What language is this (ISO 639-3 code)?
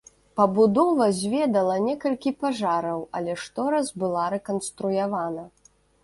bel